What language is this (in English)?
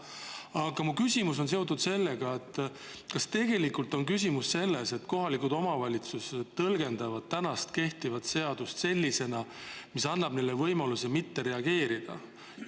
Estonian